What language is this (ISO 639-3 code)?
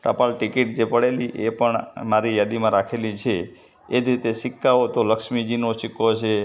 guj